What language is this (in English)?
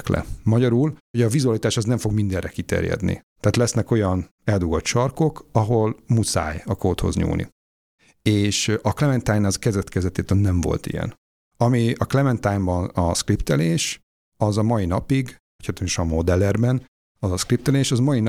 Hungarian